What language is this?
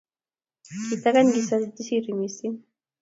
Kalenjin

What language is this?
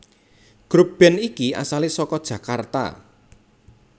Javanese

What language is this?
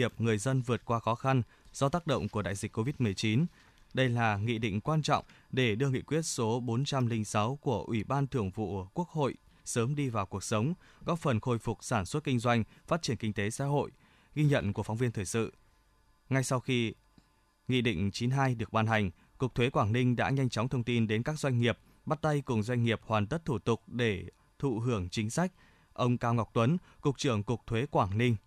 Vietnamese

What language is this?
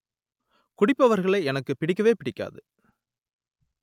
Tamil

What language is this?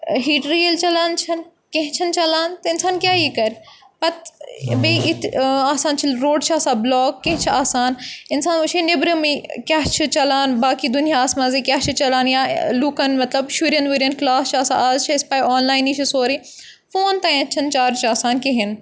Kashmiri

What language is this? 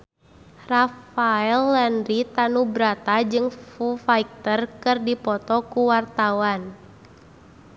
Sundanese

